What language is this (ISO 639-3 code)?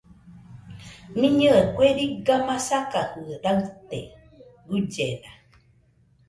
hux